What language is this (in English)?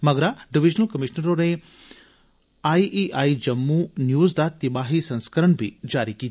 Dogri